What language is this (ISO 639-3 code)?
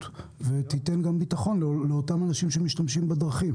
heb